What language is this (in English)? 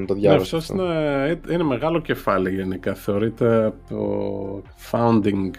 Greek